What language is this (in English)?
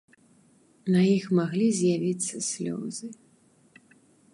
Belarusian